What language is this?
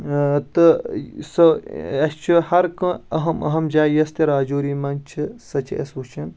Kashmiri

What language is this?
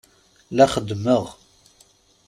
Kabyle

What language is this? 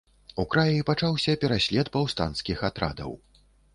Belarusian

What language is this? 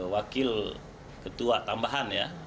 Indonesian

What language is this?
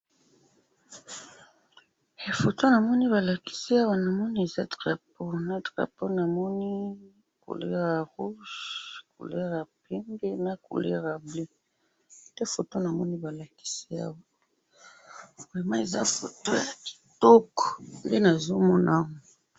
Lingala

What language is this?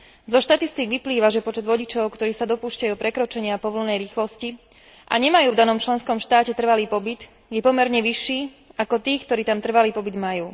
Slovak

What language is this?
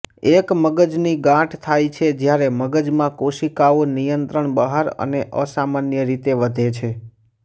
Gujarati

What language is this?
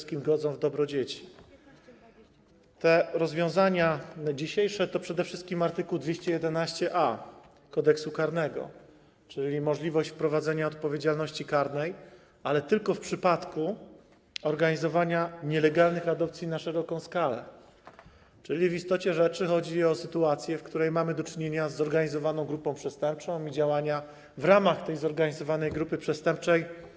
Polish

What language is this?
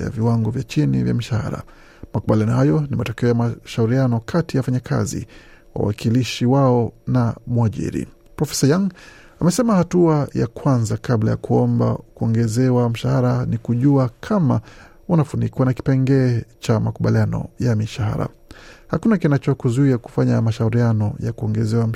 Swahili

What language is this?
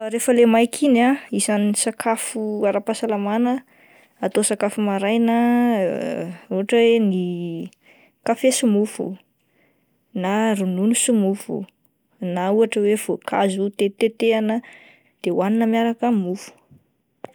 Malagasy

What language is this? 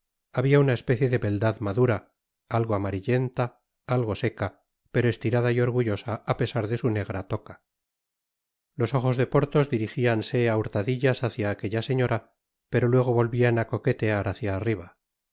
Spanish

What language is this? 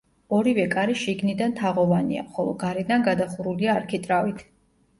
Georgian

